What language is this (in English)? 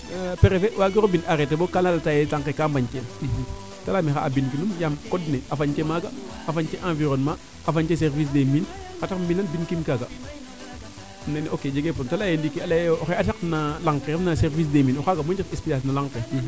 Serer